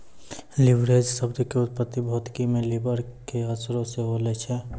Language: Maithili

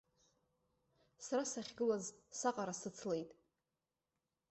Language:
Abkhazian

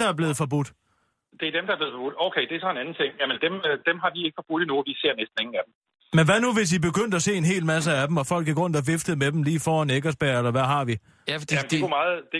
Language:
Danish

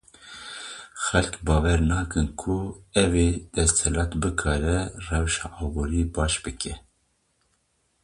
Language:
Kurdish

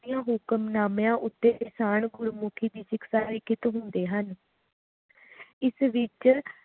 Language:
Punjabi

